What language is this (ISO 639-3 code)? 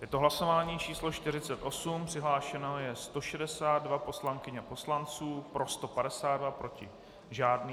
ces